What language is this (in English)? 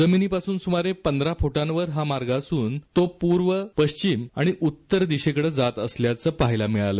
Marathi